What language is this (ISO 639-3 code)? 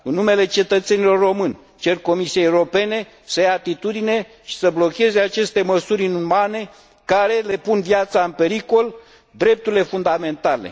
ron